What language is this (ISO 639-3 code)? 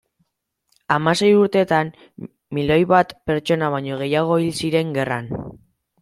eus